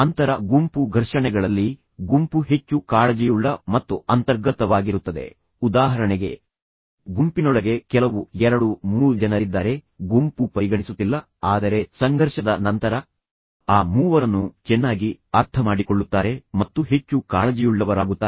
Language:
Kannada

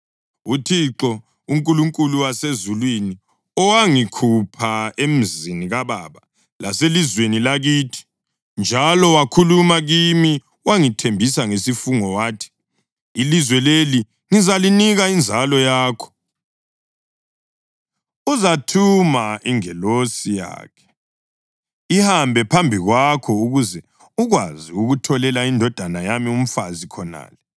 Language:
North Ndebele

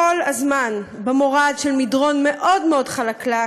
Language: Hebrew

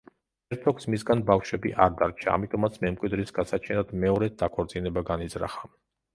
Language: Georgian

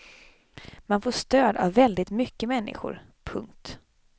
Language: Swedish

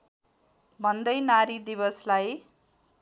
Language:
Nepali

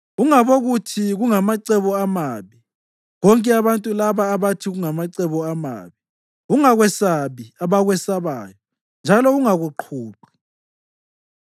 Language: North Ndebele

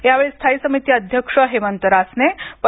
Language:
Marathi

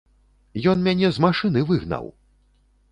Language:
Belarusian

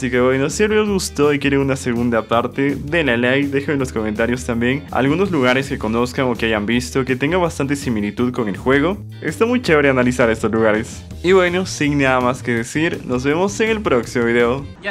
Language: Spanish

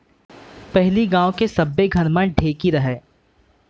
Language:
Chhattisgarhi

